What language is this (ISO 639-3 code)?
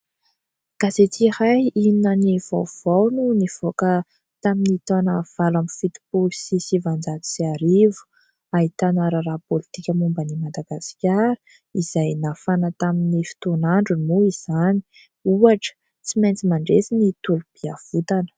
mlg